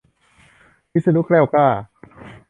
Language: Thai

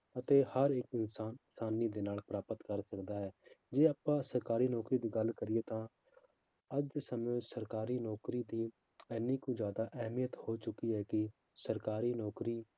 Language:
Punjabi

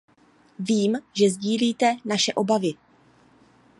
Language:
Czech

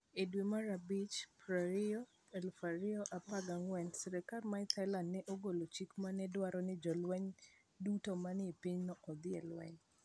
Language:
Luo (Kenya and Tanzania)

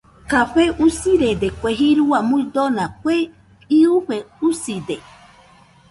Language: Nüpode Huitoto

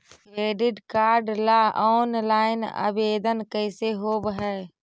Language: Magahi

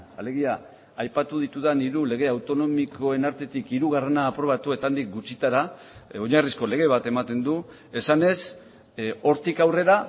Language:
Basque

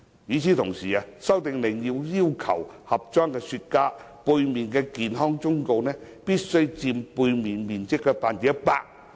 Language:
Cantonese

